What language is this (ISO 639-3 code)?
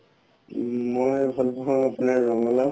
asm